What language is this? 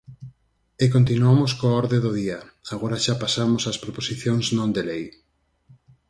Galician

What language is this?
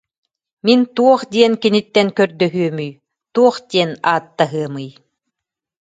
Yakut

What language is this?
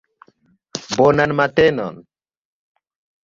Esperanto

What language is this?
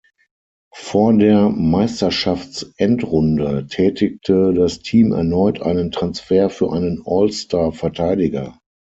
German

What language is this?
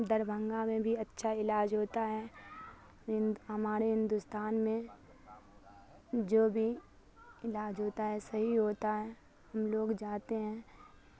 Urdu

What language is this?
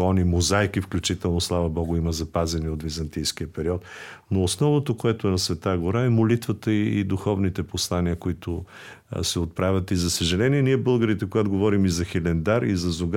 Bulgarian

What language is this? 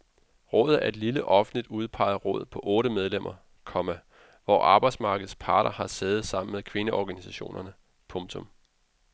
Danish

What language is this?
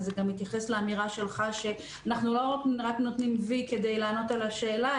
Hebrew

